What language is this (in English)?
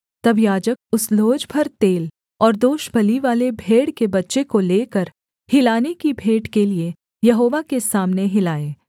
Hindi